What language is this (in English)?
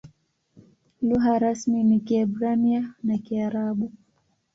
Swahili